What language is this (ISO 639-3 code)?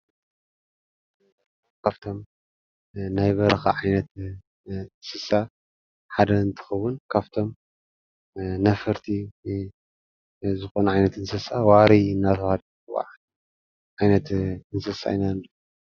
tir